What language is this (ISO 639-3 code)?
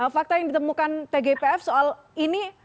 ind